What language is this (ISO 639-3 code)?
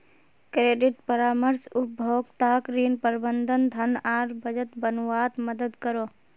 mag